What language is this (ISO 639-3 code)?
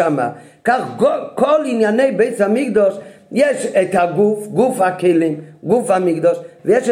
heb